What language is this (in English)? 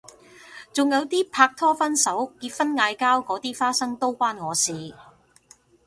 Cantonese